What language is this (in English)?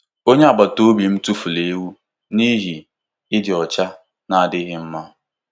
Igbo